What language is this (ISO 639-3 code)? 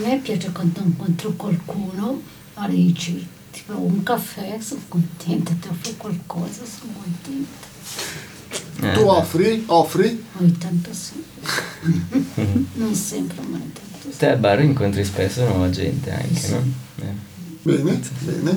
ita